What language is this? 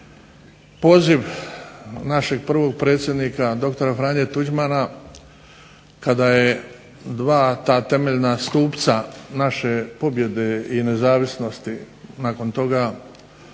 Croatian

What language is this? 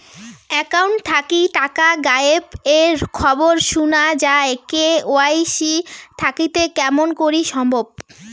Bangla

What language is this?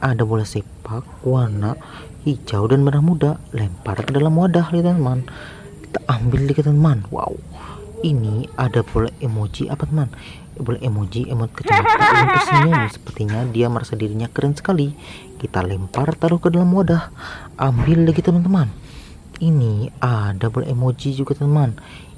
Indonesian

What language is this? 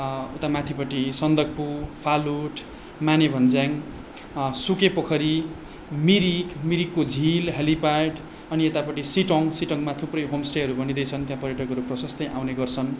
Nepali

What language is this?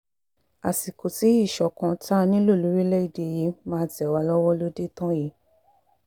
Yoruba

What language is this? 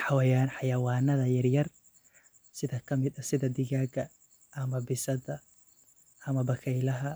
Somali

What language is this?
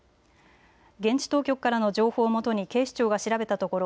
Japanese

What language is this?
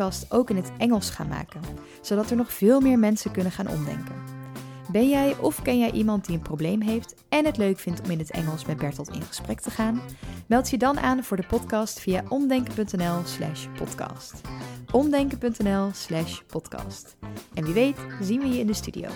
Dutch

